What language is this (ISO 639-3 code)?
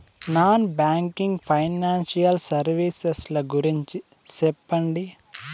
tel